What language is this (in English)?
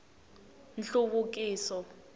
Tsonga